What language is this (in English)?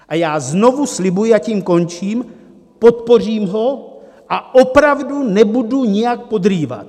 Czech